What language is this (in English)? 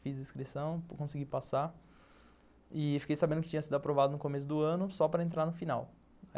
Portuguese